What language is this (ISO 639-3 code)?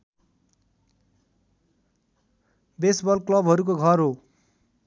nep